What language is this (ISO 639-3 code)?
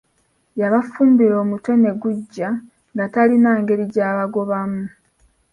lug